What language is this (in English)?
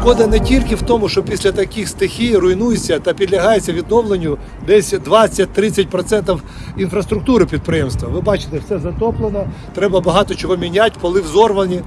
Ukrainian